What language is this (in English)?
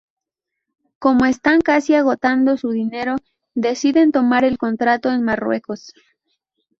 Spanish